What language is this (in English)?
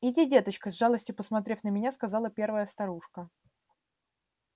Russian